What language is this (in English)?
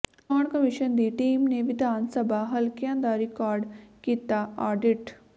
Punjabi